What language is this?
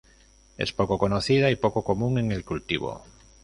Spanish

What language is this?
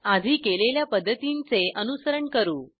Marathi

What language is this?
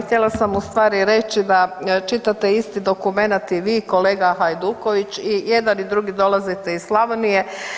Croatian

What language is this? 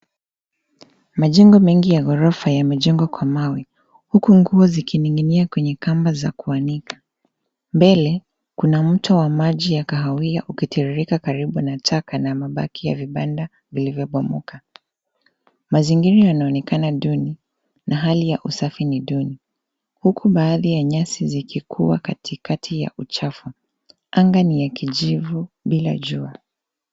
Swahili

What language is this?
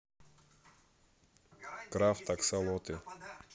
Russian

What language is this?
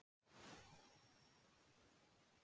Icelandic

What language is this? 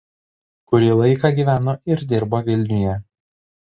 Lithuanian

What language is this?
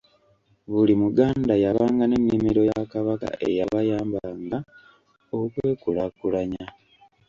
Ganda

